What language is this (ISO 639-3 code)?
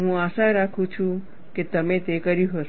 guj